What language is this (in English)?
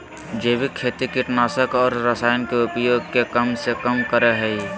Magahi